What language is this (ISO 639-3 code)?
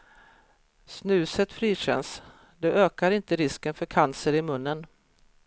swe